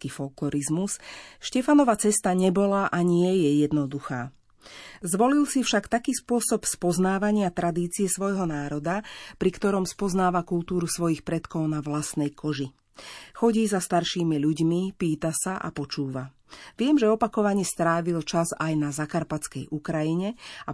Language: Slovak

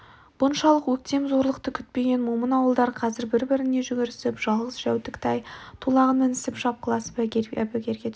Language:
Kazakh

